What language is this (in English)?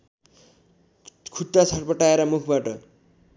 Nepali